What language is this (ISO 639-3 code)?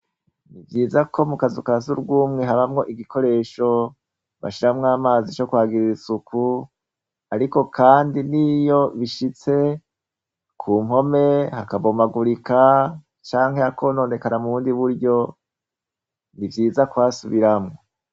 run